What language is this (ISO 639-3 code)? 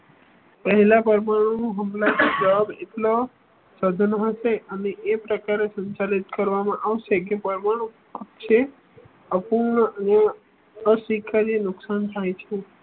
guj